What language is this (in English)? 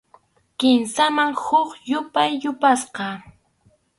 Arequipa-La Unión Quechua